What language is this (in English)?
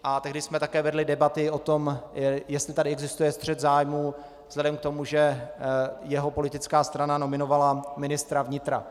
Czech